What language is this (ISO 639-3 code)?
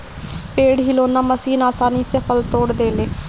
bho